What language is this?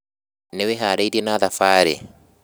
Kikuyu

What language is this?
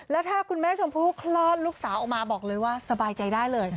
Thai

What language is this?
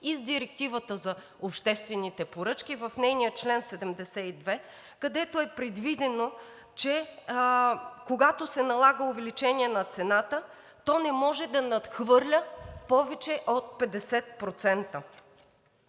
Bulgarian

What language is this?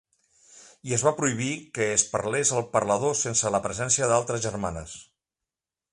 Catalan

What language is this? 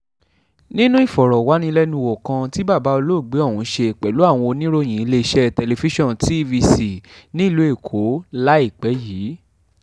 Yoruba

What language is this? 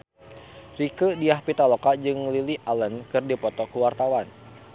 Sundanese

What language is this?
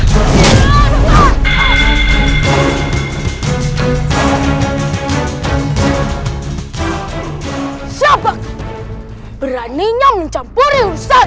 Indonesian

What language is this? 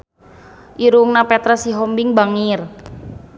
Sundanese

